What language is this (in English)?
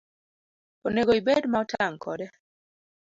Luo (Kenya and Tanzania)